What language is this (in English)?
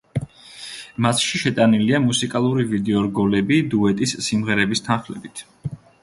Georgian